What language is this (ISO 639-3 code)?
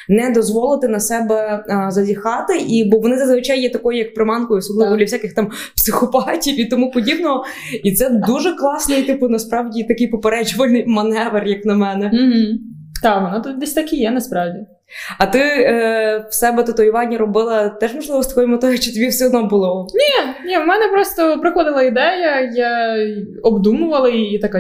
ukr